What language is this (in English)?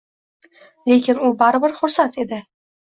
Uzbek